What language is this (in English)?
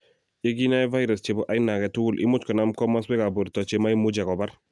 Kalenjin